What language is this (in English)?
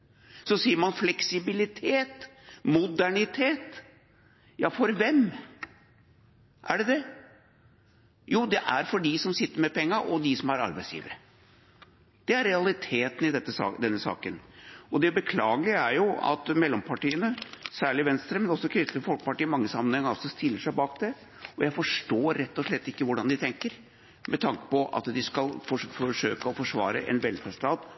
Norwegian Bokmål